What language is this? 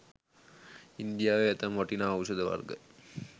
Sinhala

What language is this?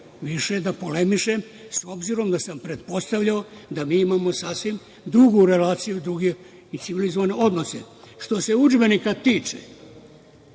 Serbian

